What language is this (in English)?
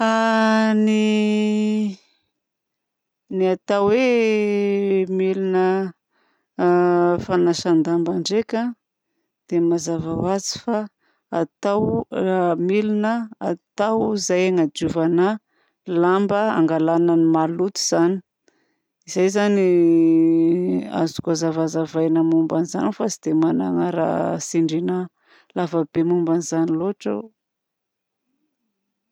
Southern Betsimisaraka Malagasy